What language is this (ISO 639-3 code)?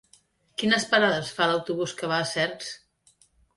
cat